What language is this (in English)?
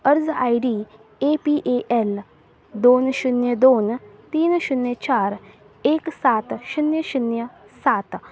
Konkani